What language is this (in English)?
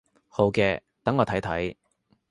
Cantonese